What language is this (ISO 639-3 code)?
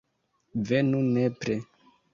epo